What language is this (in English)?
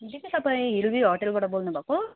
Nepali